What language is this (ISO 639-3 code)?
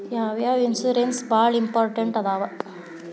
kan